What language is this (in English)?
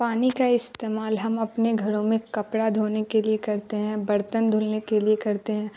Urdu